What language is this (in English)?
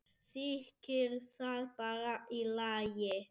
Icelandic